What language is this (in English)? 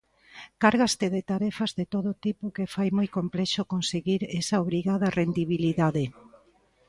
Galician